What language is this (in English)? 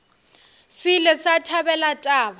Northern Sotho